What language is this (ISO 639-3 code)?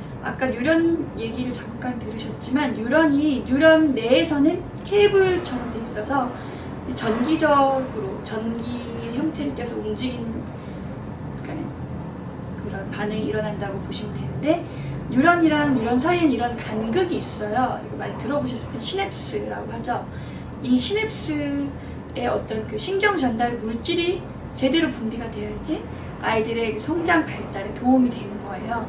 kor